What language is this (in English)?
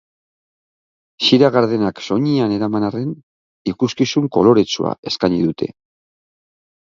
Basque